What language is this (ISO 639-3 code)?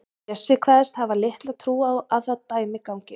isl